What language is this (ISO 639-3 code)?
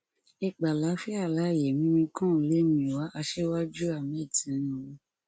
yor